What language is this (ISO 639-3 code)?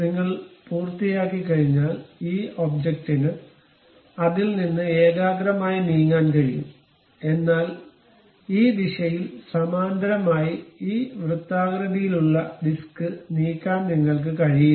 mal